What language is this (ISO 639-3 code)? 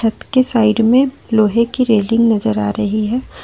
hin